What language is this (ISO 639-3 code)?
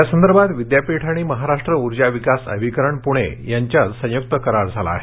mar